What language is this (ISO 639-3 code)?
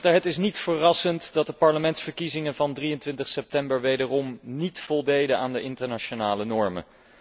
nld